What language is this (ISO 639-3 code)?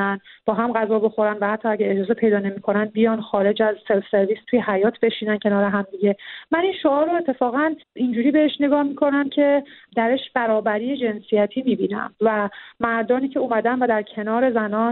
fas